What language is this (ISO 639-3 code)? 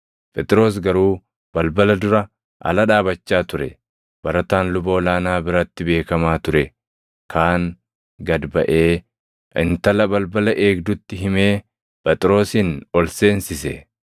orm